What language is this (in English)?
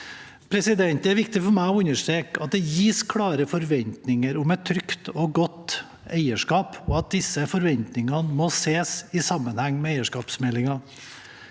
Norwegian